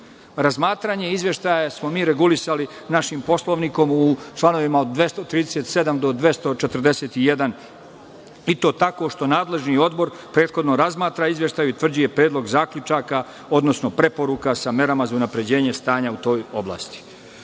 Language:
Serbian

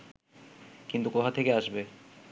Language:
Bangla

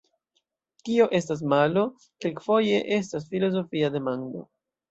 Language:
Esperanto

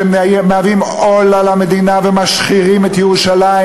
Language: Hebrew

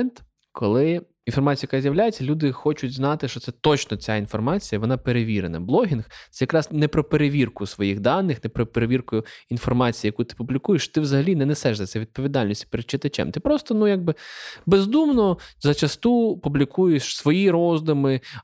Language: Ukrainian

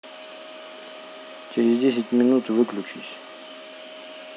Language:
Russian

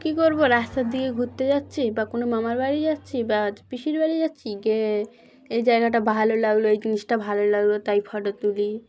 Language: Bangla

